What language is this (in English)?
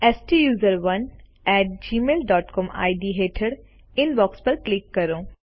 Gujarati